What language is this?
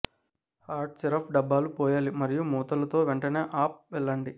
Telugu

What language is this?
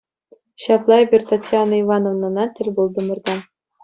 Chuvash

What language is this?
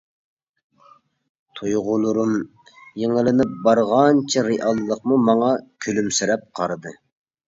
Uyghur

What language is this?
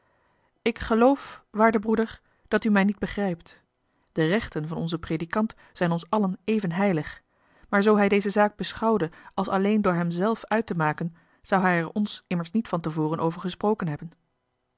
Dutch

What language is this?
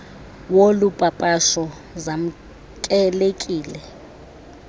Xhosa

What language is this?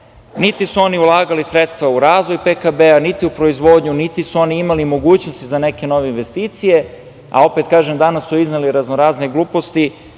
Serbian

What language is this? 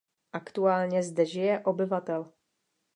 Czech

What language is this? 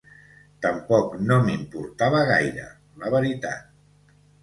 Catalan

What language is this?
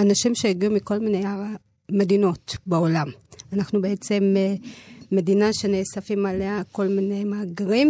Hebrew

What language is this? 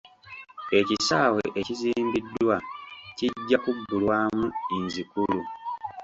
Ganda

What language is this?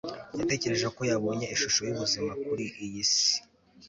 Kinyarwanda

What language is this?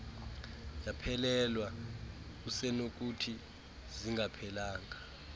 Xhosa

